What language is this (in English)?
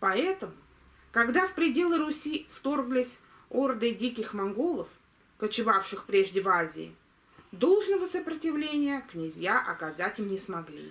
Russian